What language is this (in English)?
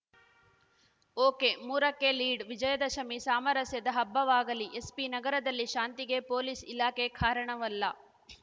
Kannada